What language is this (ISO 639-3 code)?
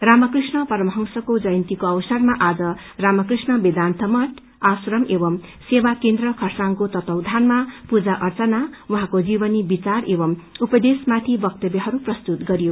nep